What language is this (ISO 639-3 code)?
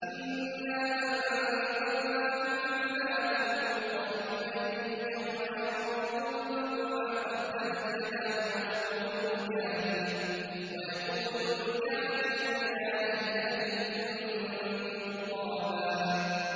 ara